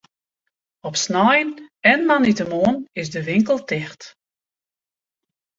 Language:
Western Frisian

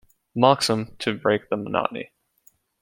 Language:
English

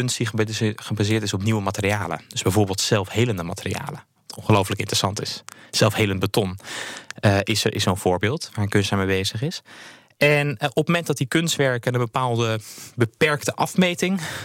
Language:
Dutch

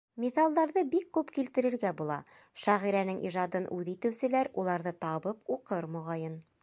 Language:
Bashkir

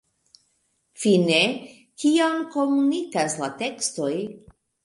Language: Esperanto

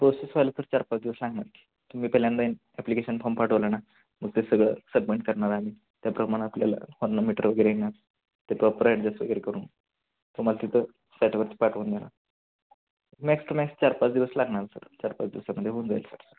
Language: Marathi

